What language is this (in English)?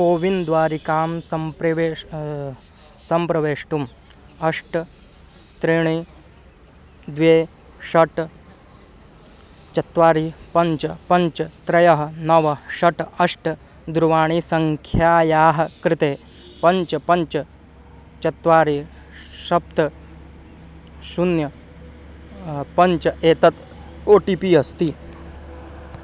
Sanskrit